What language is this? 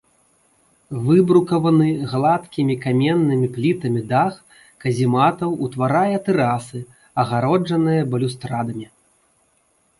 Belarusian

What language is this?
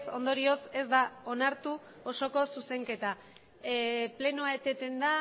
Basque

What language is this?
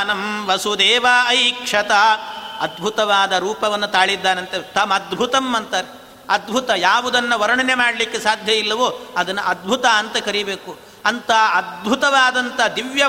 Kannada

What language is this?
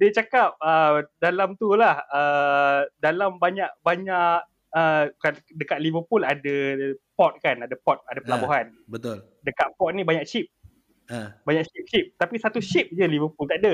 Malay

